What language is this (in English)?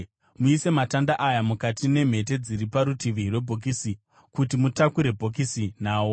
Shona